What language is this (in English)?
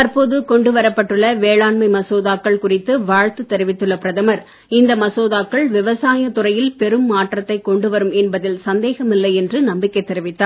Tamil